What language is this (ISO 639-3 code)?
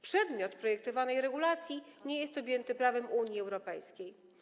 pol